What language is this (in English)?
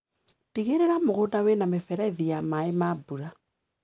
Kikuyu